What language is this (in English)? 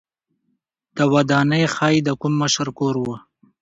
Pashto